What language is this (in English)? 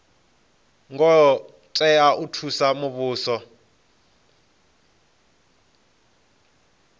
Venda